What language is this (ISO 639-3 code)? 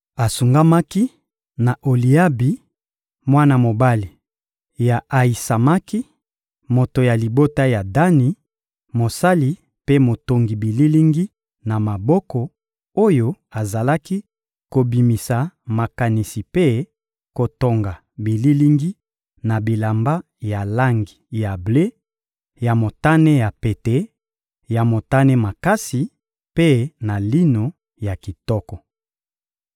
lin